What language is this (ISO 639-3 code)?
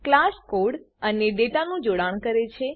guj